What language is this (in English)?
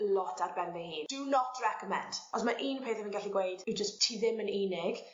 Welsh